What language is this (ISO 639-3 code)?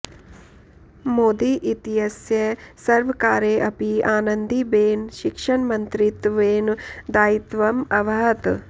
san